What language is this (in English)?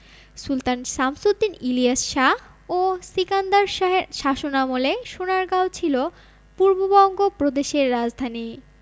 Bangla